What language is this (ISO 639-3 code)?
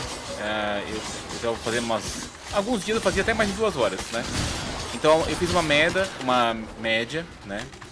por